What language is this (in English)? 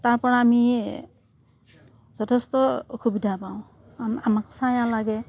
Assamese